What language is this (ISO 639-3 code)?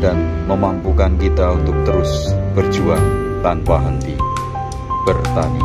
ind